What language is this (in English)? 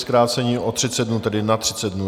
Czech